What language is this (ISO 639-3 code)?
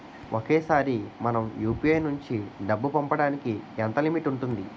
tel